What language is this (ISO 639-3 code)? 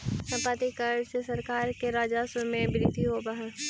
mag